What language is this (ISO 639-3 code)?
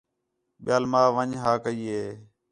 xhe